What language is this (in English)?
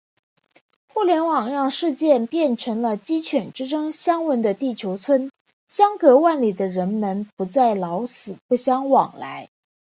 Chinese